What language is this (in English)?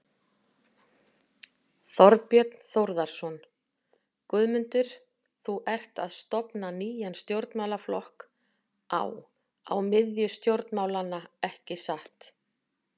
Icelandic